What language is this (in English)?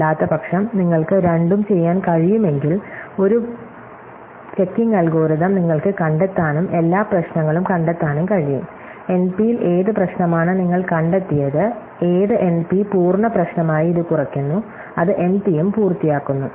Malayalam